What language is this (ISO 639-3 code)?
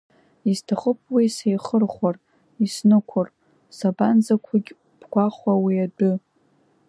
abk